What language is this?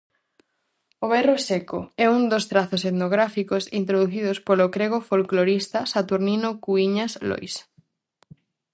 Galician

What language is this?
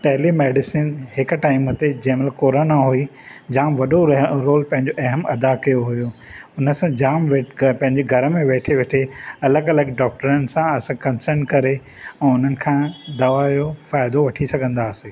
Sindhi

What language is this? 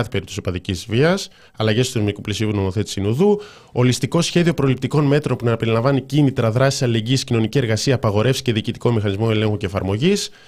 Greek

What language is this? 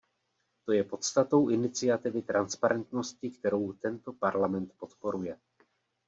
Czech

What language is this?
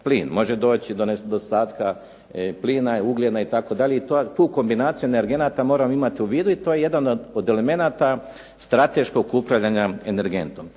Croatian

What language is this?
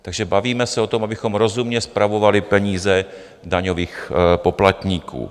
Czech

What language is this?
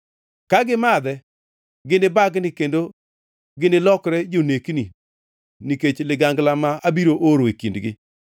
Luo (Kenya and Tanzania)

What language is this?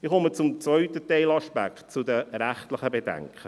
Swiss German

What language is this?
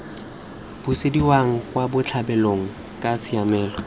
Tswana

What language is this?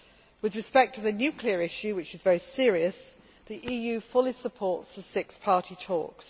English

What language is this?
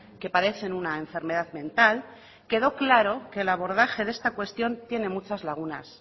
Spanish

